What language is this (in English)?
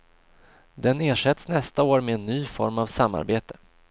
Swedish